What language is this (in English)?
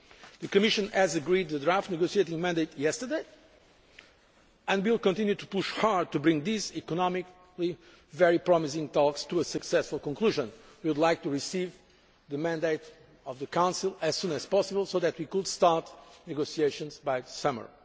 English